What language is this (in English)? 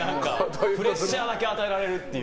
Japanese